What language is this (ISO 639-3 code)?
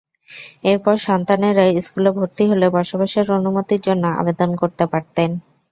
ben